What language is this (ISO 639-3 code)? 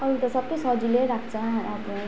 nep